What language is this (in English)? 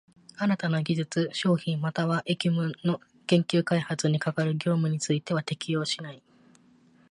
Japanese